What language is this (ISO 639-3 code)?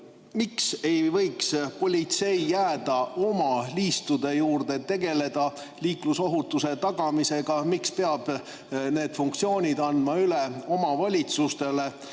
est